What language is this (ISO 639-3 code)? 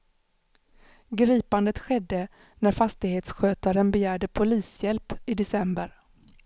swe